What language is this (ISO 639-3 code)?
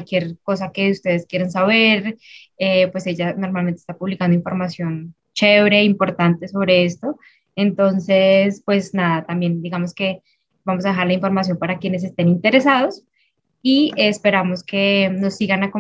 spa